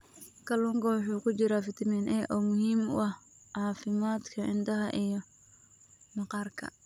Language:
Somali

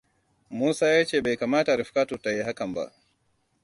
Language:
Hausa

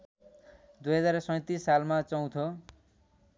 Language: Nepali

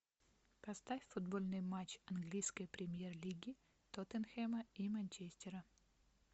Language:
Russian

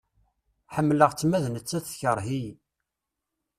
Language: Kabyle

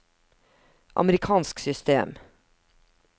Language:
Norwegian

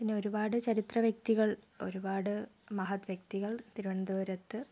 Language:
Malayalam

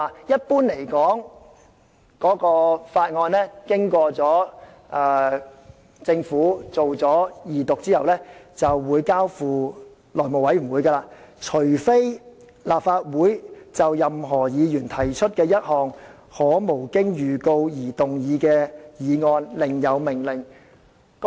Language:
Cantonese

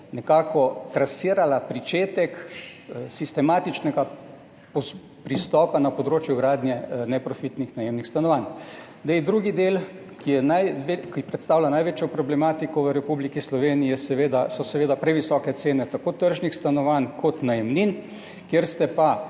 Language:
Slovenian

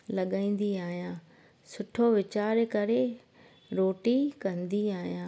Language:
Sindhi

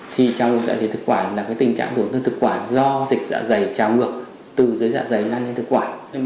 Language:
Vietnamese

